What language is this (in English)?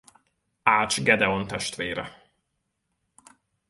Hungarian